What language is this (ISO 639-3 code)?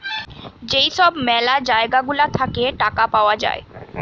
ben